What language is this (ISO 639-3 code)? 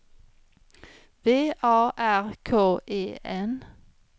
swe